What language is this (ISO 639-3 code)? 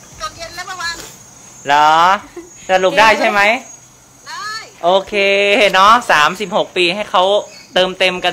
tha